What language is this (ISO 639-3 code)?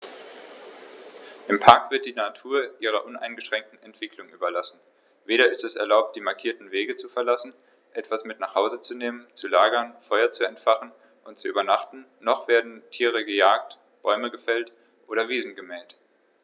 deu